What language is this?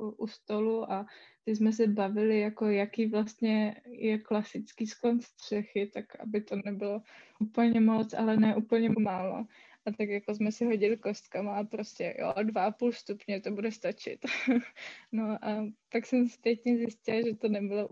Czech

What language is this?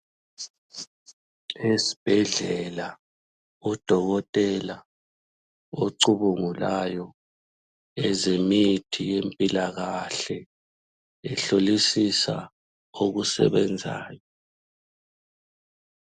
North Ndebele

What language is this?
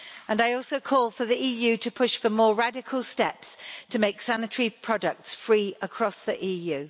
English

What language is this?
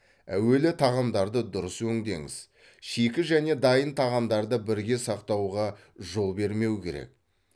Kazakh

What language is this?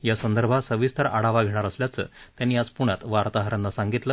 Marathi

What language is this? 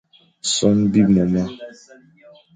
Fang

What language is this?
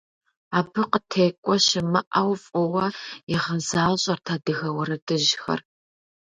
Kabardian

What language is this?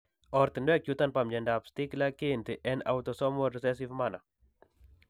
Kalenjin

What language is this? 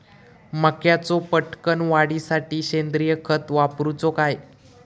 Marathi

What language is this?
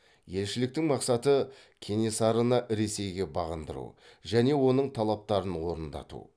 Kazakh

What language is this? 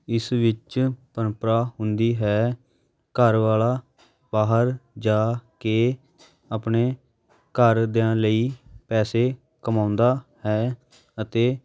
Punjabi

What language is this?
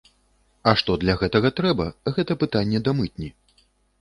Belarusian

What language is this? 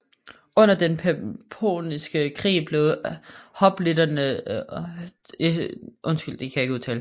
Danish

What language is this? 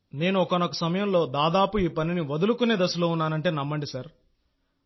Telugu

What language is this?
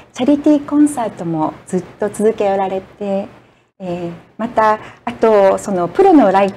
Japanese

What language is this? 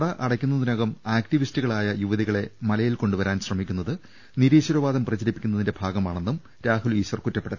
Malayalam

